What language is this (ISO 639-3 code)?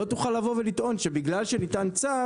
heb